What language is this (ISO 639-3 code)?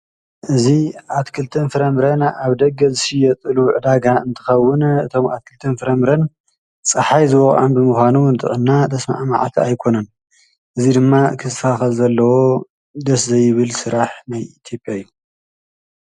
tir